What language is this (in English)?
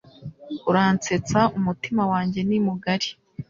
Kinyarwanda